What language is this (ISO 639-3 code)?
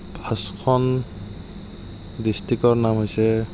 asm